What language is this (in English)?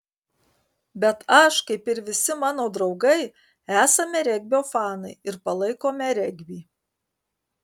Lithuanian